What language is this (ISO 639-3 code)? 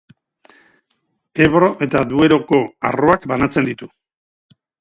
eus